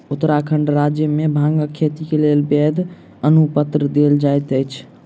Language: Maithili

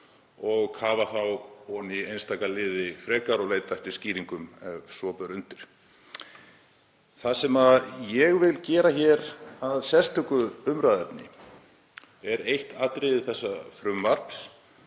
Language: Icelandic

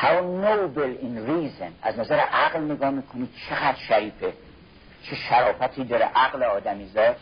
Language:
Persian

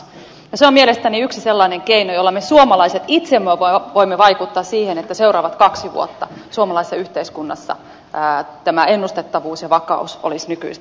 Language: Finnish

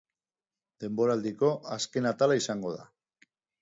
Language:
Basque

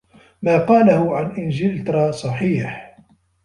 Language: Arabic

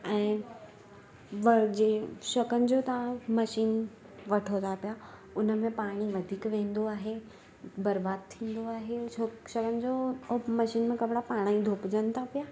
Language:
Sindhi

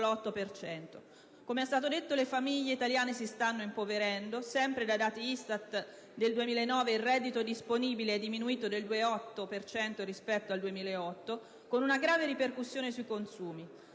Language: Italian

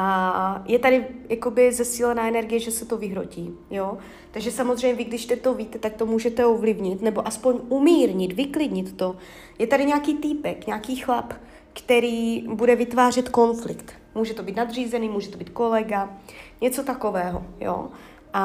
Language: Czech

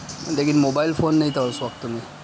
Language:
Urdu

